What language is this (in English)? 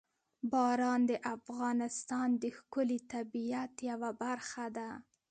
Pashto